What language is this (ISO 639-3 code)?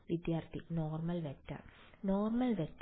mal